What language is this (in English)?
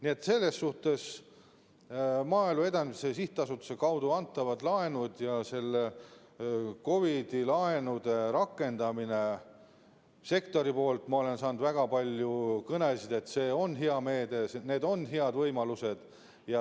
Estonian